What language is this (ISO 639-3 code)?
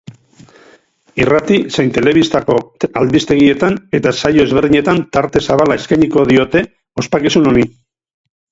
eus